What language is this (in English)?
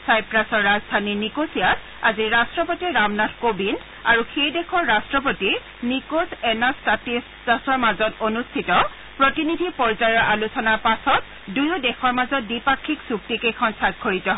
Assamese